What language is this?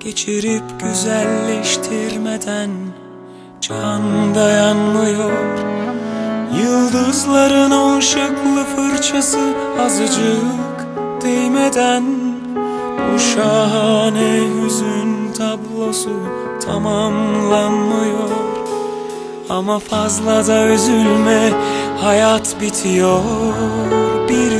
Turkish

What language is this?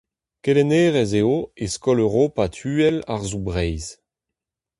Breton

